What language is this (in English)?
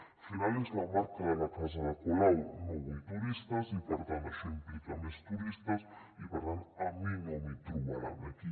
Catalan